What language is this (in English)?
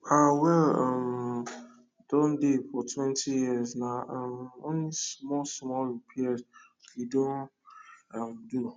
Nigerian Pidgin